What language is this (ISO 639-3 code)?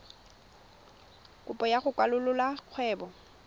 tsn